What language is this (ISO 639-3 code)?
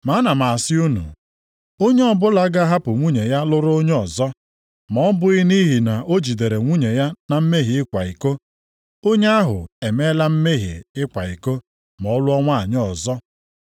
ibo